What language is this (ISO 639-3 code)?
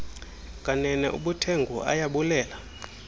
xho